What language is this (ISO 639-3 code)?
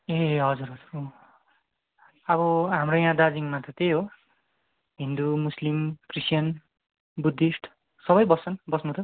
nep